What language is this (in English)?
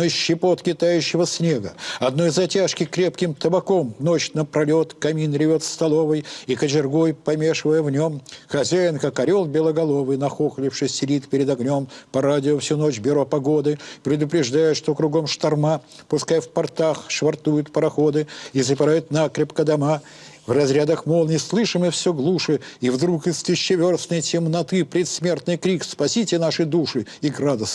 Russian